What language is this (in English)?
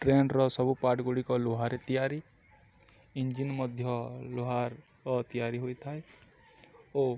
Odia